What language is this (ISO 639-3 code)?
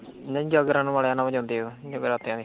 pan